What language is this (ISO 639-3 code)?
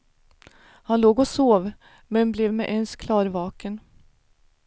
swe